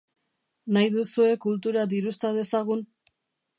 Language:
Basque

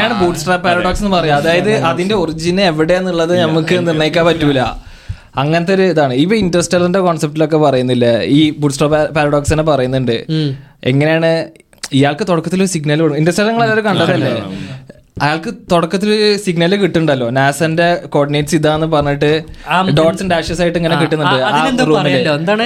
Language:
Malayalam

